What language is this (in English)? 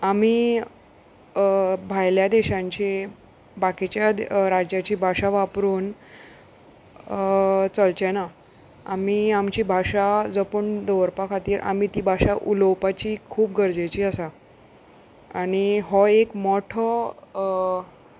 Konkani